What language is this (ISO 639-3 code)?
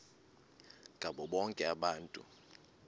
xho